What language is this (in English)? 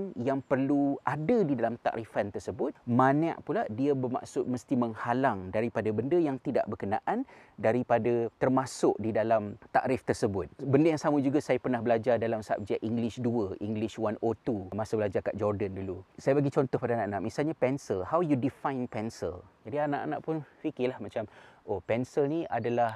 Malay